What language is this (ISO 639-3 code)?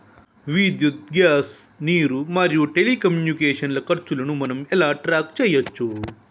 tel